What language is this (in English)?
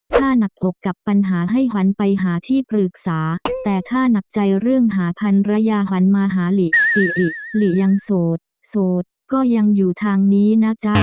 Thai